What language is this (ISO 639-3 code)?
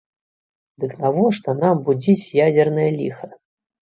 bel